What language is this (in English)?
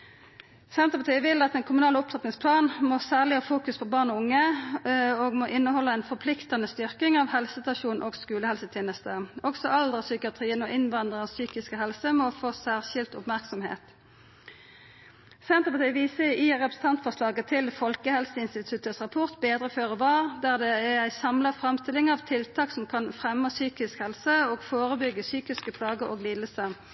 Norwegian Nynorsk